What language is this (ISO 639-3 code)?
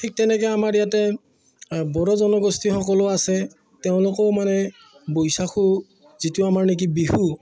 asm